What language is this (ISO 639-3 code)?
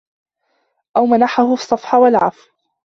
ara